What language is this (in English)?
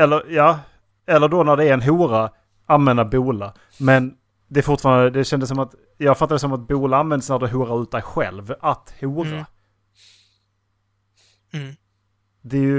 Swedish